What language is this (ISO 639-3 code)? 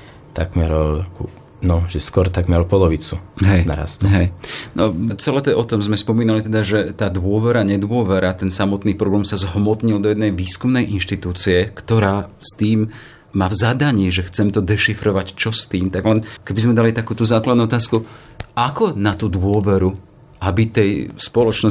slk